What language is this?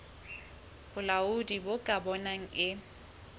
Southern Sotho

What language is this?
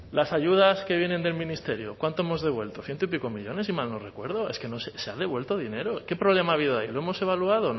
Spanish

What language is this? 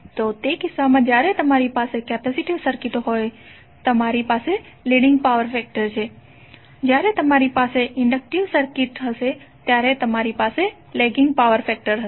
Gujarati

